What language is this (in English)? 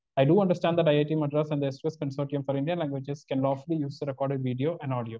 Malayalam